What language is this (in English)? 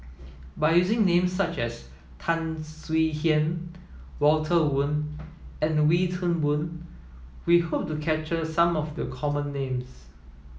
English